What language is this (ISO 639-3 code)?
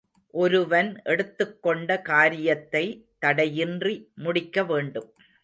tam